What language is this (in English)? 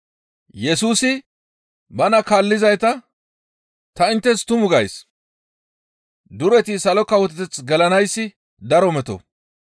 Gamo